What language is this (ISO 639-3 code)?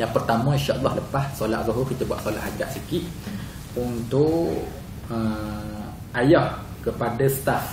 msa